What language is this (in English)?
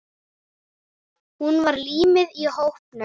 Icelandic